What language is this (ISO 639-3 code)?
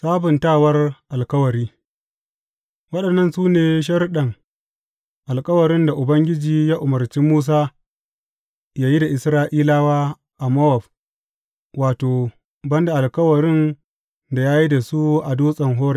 hau